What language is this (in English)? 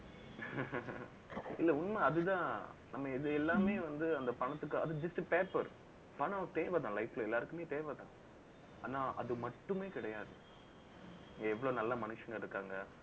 Tamil